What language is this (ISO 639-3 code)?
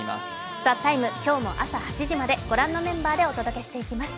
jpn